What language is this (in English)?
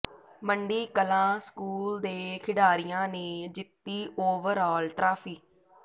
Punjabi